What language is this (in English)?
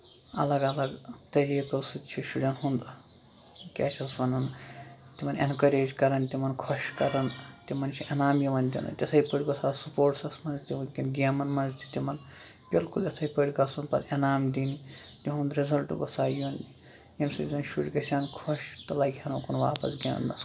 Kashmiri